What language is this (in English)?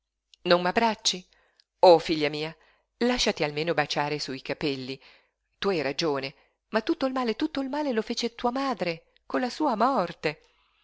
Italian